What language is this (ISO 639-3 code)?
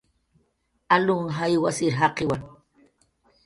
jqr